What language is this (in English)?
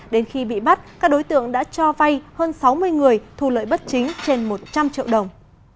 Vietnamese